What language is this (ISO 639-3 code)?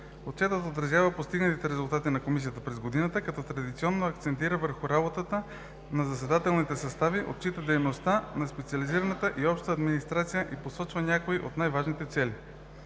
bul